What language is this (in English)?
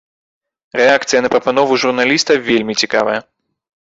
Belarusian